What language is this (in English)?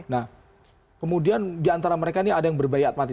Indonesian